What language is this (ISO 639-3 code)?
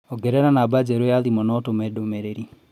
kik